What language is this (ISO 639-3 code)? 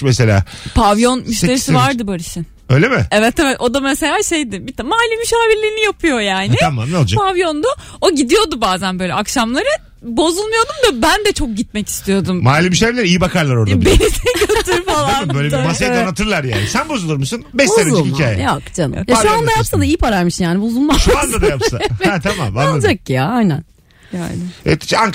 tur